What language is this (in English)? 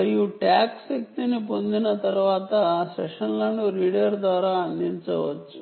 Telugu